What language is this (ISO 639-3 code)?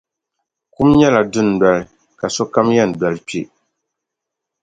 dag